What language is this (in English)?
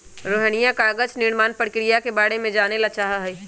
Magahi